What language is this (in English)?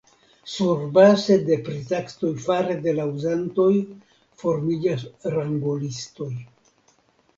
Esperanto